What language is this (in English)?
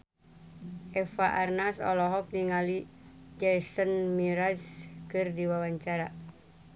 Sundanese